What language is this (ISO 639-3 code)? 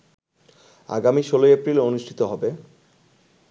ben